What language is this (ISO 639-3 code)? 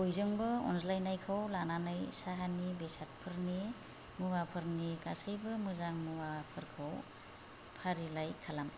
brx